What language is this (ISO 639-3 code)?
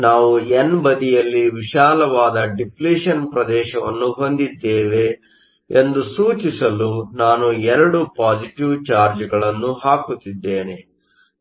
kan